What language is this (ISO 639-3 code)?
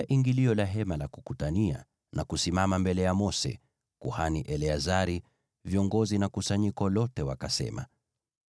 swa